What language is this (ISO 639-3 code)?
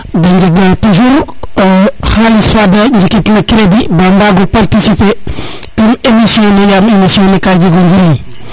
srr